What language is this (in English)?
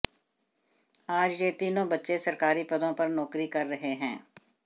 Hindi